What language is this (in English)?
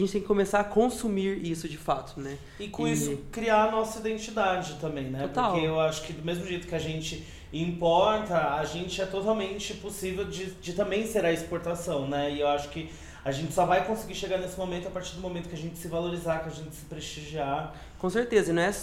Portuguese